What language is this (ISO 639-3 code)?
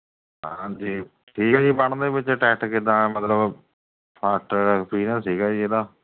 pan